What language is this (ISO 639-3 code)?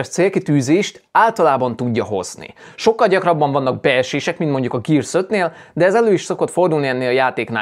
hun